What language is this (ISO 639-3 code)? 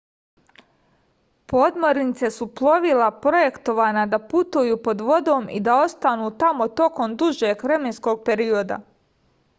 srp